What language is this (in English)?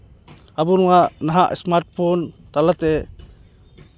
Santali